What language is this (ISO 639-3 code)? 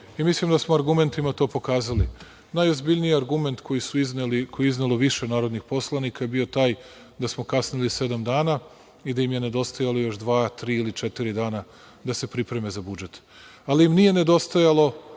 srp